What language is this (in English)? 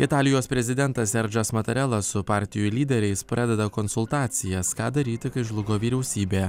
Lithuanian